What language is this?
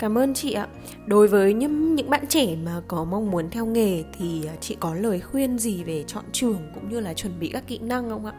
Vietnamese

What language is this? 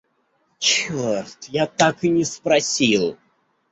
Russian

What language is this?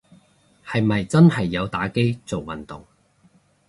Cantonese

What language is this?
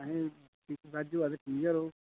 Dogri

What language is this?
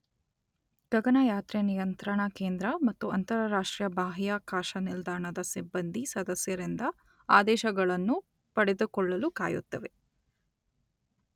Kannada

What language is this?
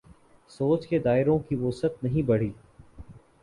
Urdu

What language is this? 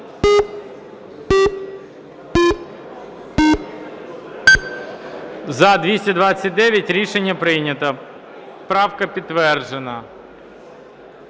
Ukrainian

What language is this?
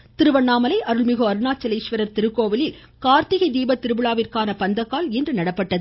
Tamil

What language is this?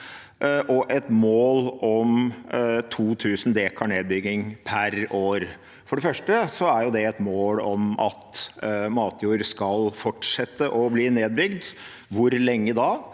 Norwegian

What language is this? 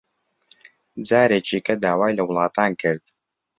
Central Kurdish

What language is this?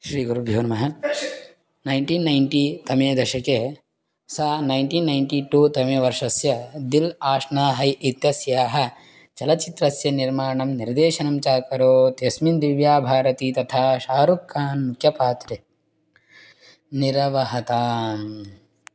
Sanskrit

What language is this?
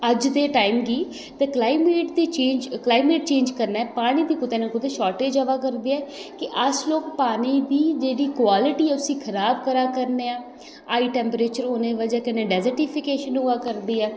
Dogri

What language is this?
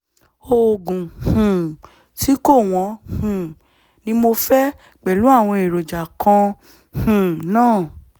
Yoruba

